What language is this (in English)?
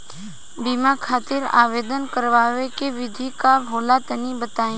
Bhojpuri